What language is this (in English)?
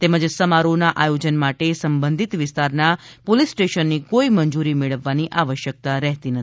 Gujarati